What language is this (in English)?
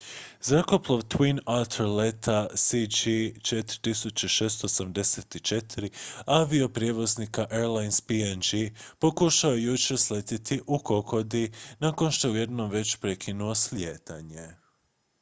Croatian